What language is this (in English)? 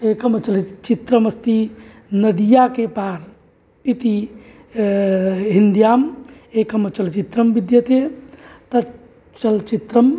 Sanskrit